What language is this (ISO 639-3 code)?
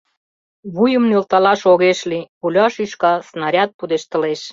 chm